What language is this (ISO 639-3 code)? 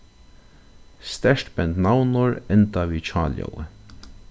fao